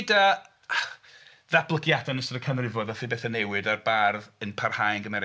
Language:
Welsh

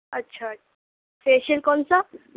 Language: Urdu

